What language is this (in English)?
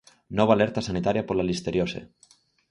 Galician